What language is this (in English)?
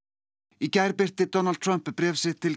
Icelandic